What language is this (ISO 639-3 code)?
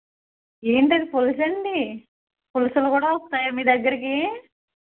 tel